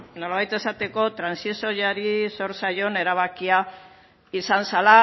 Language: Basque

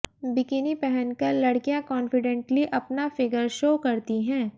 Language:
Hindi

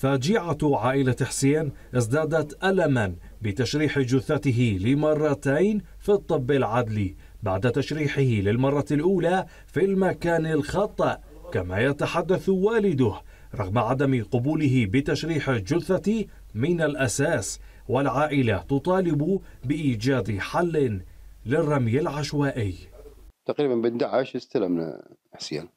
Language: Arabic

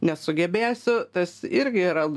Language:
Lithuanian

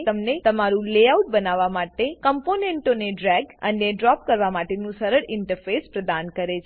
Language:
Gujarati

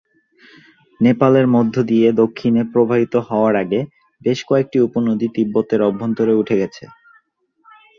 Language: Bangla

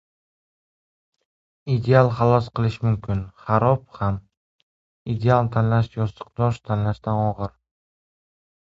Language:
Uzbek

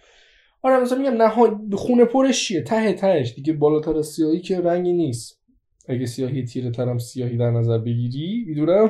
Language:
Persian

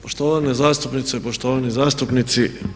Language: Croatian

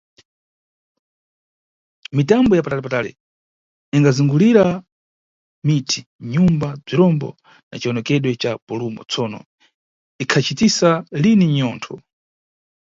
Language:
Nyungwe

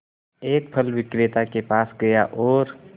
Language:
Hindi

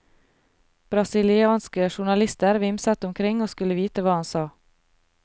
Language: Norwegian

